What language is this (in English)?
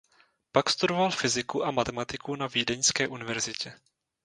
Czech